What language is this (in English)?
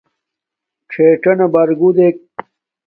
Domaaki